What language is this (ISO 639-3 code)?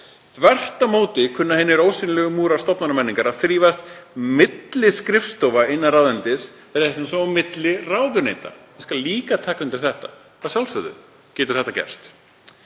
isl